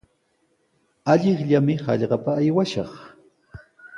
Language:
Sihuas Ancash Quechua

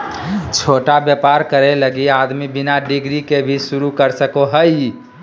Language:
Magahi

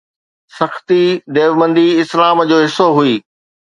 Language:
Sindhi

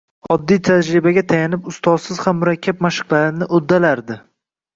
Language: Uzbek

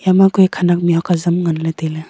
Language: Wancho Naga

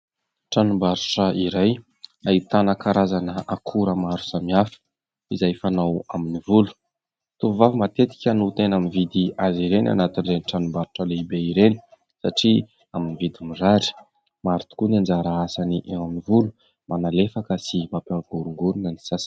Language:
Malagasy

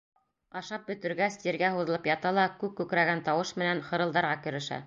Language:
Bashkir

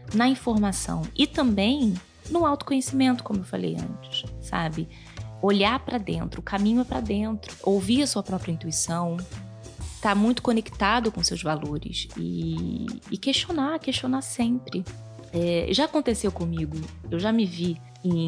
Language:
Portuguese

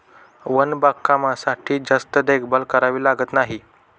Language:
Marathi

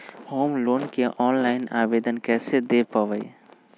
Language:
Magahi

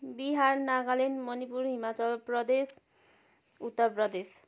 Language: Nepali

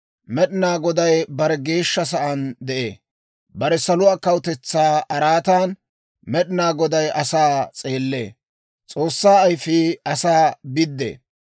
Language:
Dawro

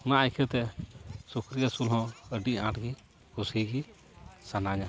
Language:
Santali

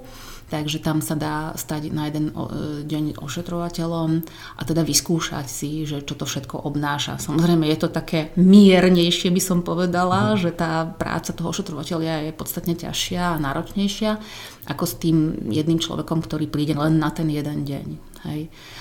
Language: Slovak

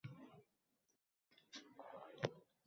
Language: Uzbek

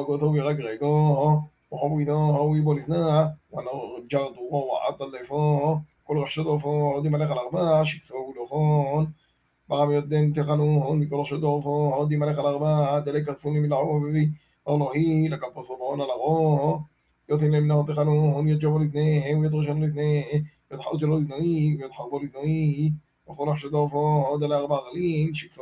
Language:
Hebrew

